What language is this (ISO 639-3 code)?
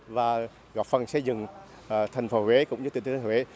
vie